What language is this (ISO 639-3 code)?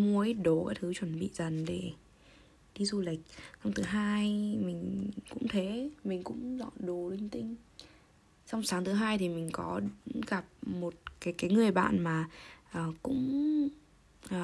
vie